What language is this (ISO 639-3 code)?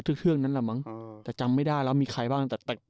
tha